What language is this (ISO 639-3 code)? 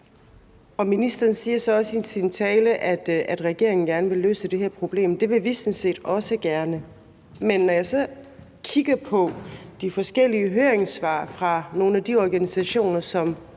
dan